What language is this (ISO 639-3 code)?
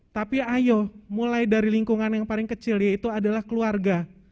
ind